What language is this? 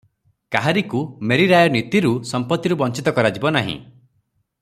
Odia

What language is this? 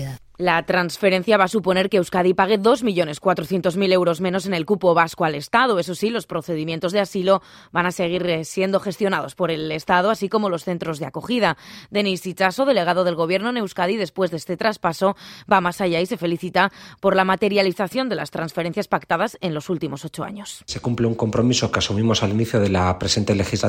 Spanish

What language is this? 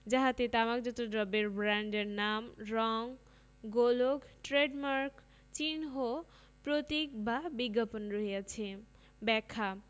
Bangla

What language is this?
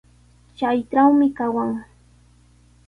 Sihuas Ancash Quechua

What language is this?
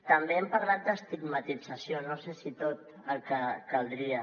Catalan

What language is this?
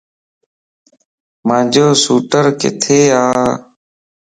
Lasi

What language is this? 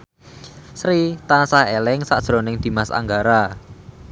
Javanese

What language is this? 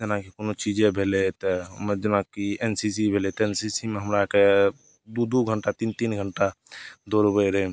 Maithili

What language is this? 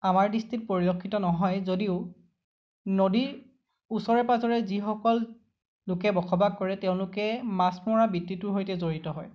Assamese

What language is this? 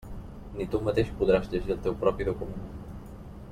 Catalan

